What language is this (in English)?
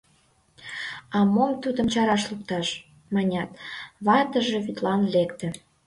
Mari